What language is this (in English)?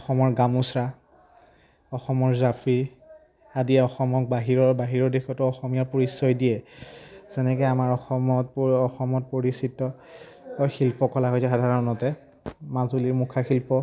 Assamese